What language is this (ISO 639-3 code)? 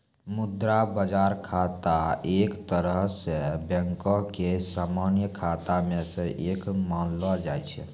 mai